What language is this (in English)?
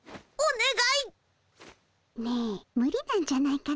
Japanese